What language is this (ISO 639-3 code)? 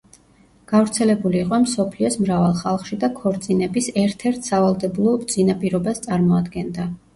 kat